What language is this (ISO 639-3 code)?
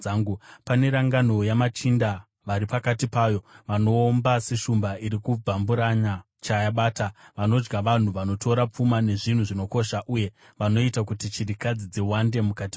sna